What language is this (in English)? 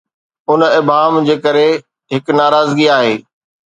Sindhi